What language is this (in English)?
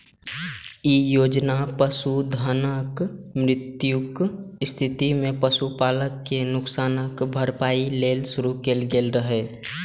Maithili